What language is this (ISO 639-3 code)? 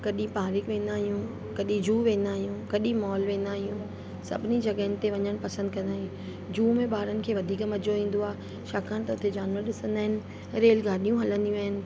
snd